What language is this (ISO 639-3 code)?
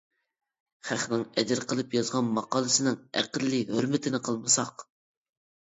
uig